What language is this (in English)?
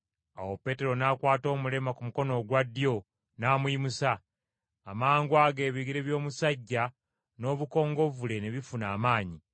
Ganda